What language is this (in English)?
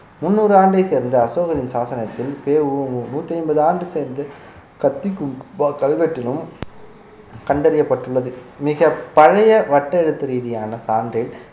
Tamil